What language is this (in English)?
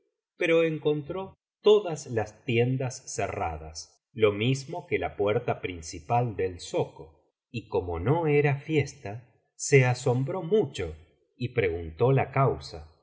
Spanish